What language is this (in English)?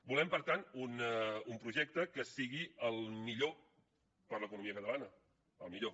Catalan